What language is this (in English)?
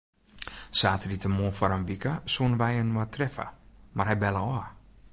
Western Frisian